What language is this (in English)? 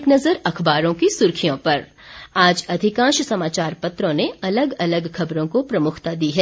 Hindi